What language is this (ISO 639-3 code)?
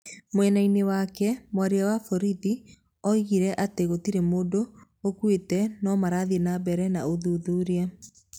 kik